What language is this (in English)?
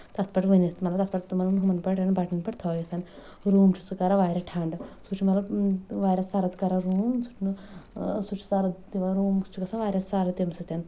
Kashmiri